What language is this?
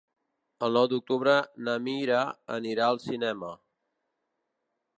Catalan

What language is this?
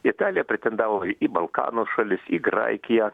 Lithuanian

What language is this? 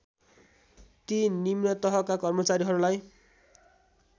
Nepali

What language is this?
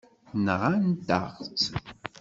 Kabyle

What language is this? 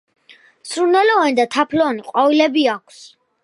Georgian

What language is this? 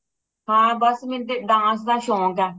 Punjabi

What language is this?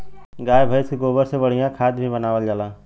Bhojpuri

